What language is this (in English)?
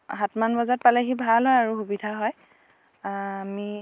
Assamese